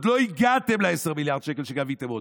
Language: Hebrew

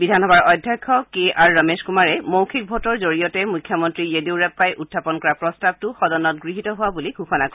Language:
Assamese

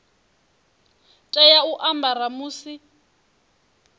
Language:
Venda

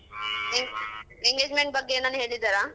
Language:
Kannada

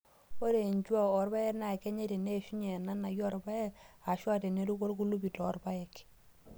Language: Masai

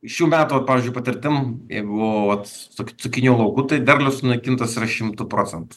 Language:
Lithuanian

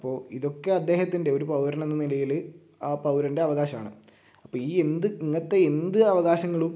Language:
Malayalam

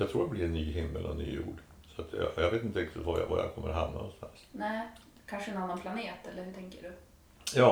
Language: Swedish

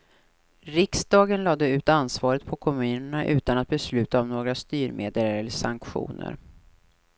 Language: Swedish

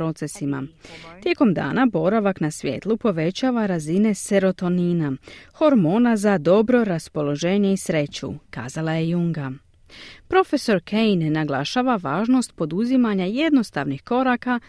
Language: Croatian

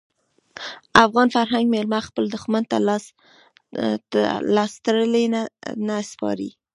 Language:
Pashto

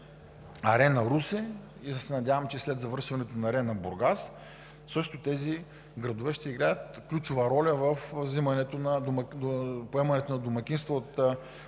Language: Bulgarian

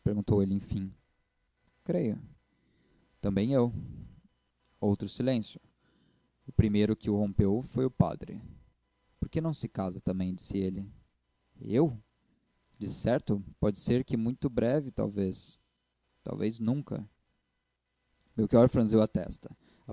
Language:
Portuguese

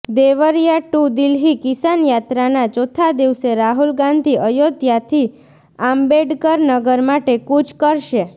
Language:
Gujarati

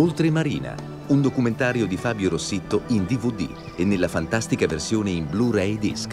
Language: Italian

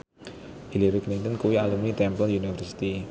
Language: Javanese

